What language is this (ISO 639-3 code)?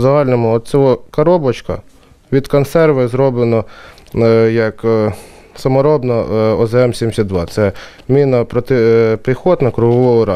ukr